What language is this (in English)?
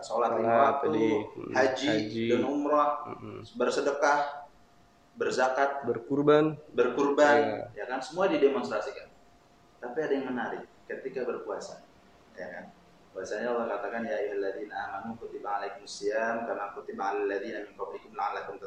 Indonesian